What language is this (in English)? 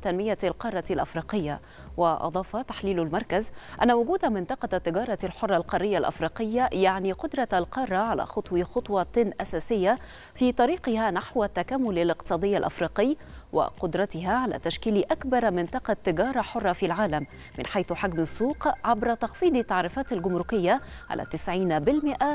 Arabic